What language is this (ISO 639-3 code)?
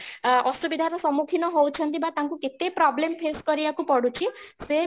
ori